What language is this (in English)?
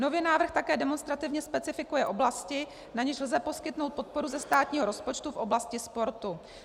Czech